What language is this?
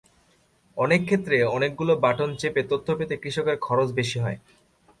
Bangla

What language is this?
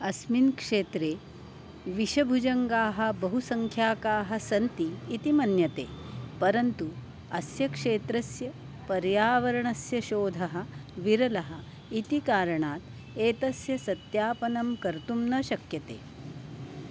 Sanskrit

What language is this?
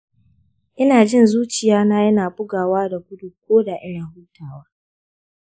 Hausa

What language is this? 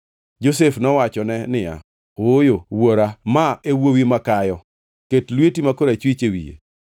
Luo (Kenya and Tanzania)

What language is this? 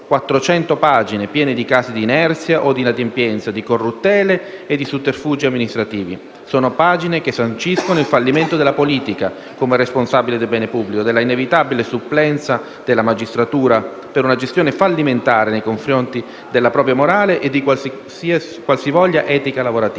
Italian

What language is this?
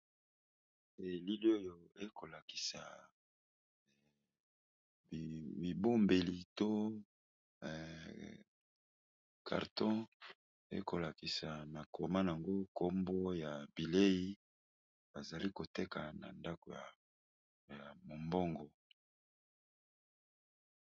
Lingala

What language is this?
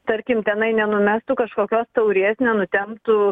Lithuanian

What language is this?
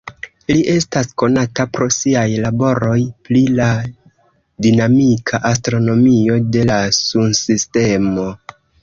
Esperanto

